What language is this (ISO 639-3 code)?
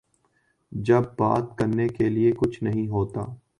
urd